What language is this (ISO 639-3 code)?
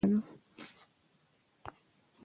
pus